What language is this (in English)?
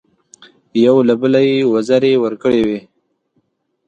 Pashto